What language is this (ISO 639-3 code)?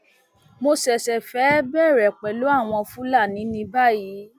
yor